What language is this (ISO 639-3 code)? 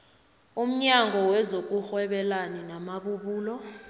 nbl